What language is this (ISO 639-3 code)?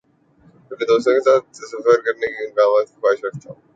urd